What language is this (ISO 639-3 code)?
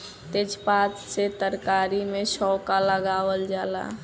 bho